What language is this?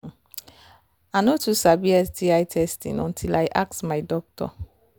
Nigerian Pidgin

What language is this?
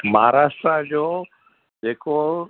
Sindhi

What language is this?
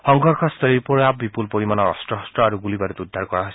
Assamese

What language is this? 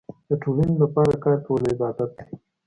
Pashto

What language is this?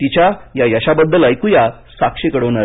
Marathi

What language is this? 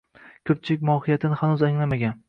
Uzbek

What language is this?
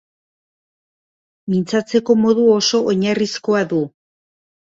Basque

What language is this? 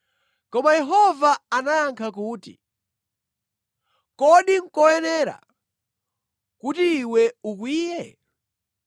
Nyanja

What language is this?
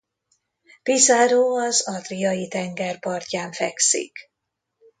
Hungarian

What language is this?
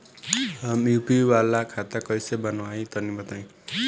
Bhojpuri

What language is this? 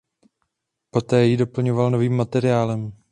Czech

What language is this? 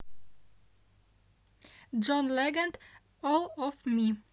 Russian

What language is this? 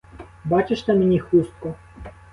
Ukrainian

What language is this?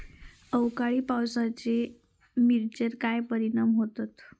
Marathi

